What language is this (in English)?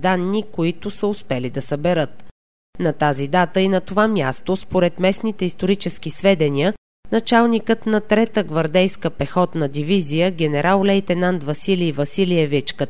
Bulgarian